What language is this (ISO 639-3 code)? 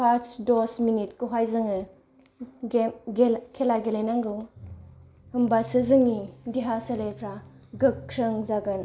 brx